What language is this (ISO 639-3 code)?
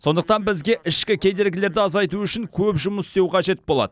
kaz